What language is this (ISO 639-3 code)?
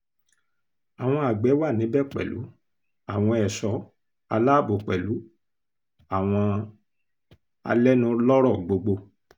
yor